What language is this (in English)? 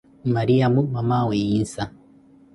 Koti